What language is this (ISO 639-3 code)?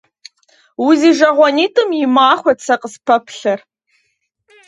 kbd